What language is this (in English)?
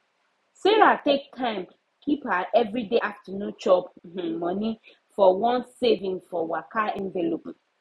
Nigerian Pidgin